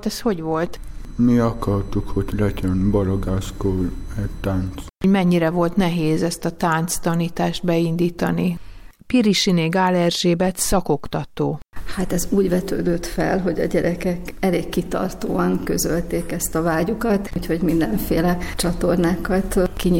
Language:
Hungarian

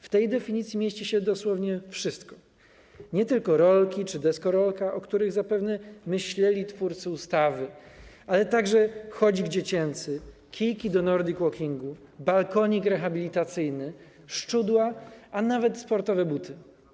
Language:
Polish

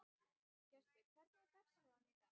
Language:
Icelandic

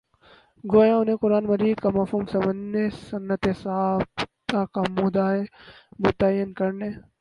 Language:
Urdu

